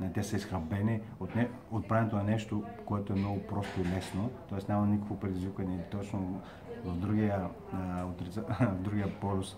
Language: Bulgarian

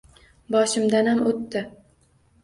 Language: Uzbek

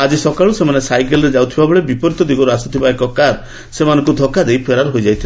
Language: Odia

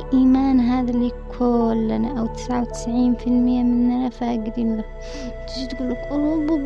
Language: Arabic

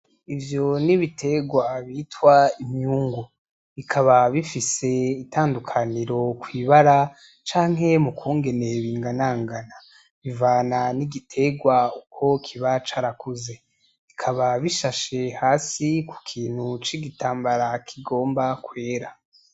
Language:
Rundi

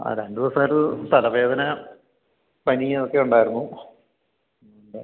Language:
Malayalam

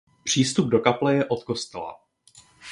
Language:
Czech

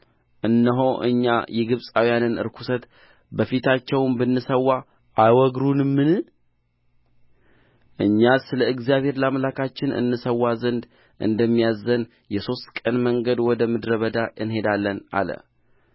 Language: Amharic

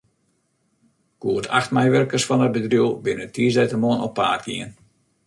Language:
Western Frisian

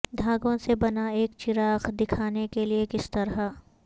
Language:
Urdu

